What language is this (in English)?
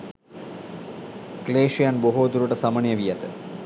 Sinhala